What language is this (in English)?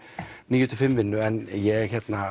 Icelandic